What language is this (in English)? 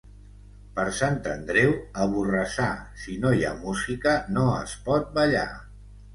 Catalan